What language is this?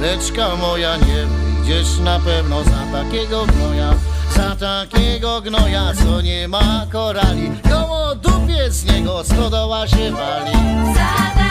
Polish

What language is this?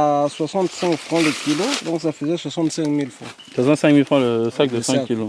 French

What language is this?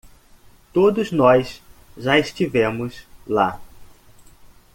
Portuguese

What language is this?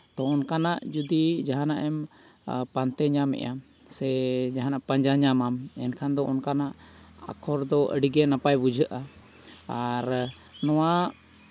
Santali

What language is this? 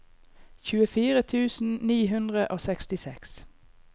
Norwegian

